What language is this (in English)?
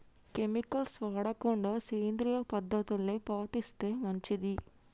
Telugu